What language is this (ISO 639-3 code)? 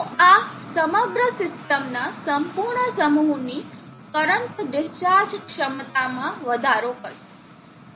guj